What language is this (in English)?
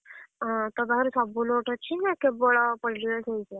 Odia